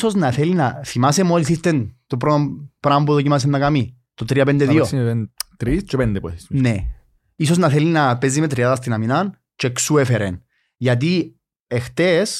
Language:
Greek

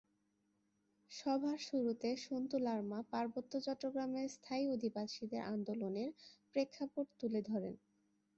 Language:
Bangla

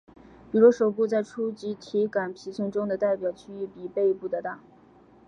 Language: Chinese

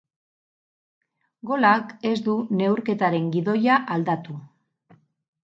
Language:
Basque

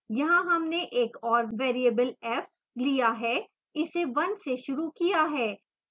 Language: Hindi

